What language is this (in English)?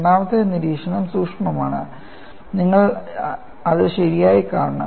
Malayalam